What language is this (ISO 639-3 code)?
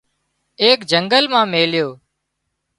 kxp